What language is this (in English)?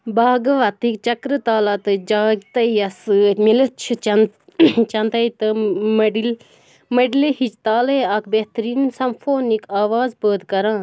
Kashmiri